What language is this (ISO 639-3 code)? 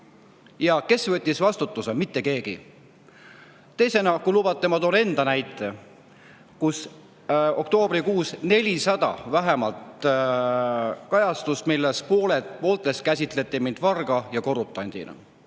est